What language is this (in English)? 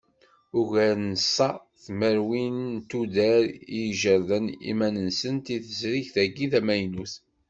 Kabyle